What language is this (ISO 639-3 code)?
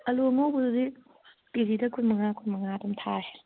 mni